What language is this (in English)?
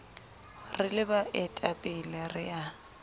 Southern Sotho